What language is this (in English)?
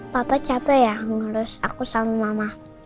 Indonesian